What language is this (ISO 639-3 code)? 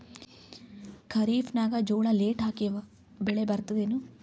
kan